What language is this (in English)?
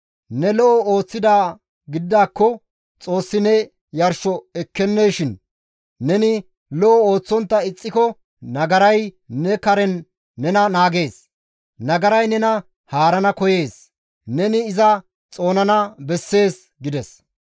Gamo